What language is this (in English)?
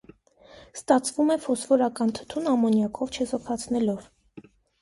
Armenian